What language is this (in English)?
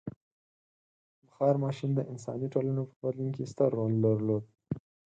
Pashto